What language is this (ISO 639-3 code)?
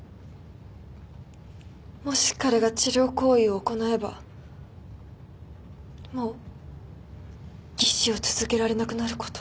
jpn